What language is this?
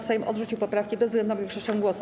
Polish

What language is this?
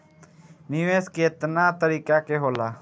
Bhojpuri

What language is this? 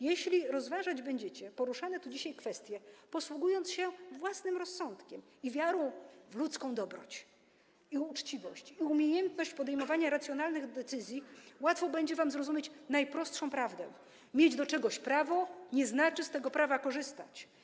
Polish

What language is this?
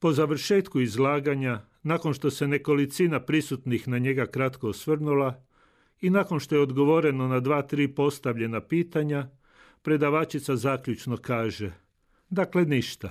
Croatian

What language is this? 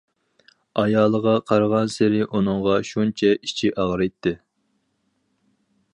Uyghur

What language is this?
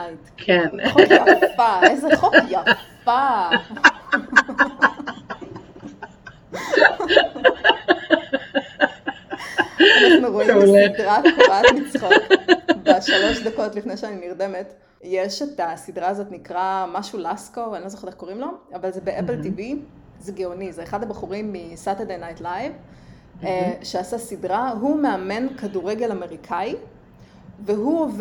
Hebrew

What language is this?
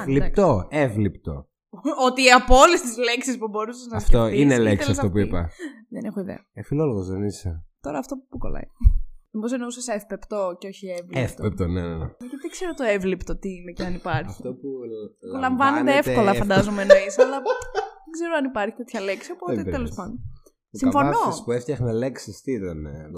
Greek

